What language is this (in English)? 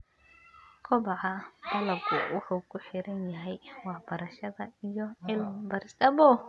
Somali